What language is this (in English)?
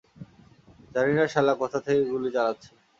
Bangla